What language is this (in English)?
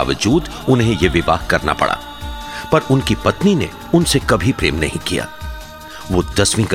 Hindi